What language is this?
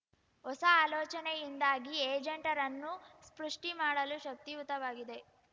Kannada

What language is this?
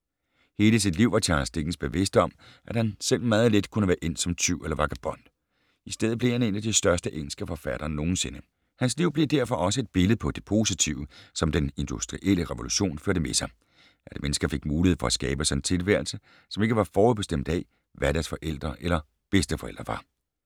Danish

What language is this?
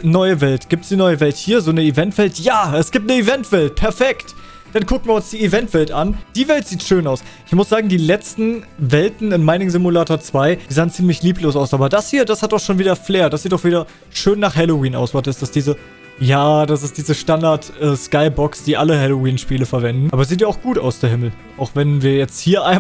German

